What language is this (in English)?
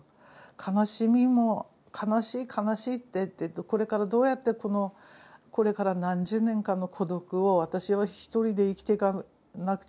Japanese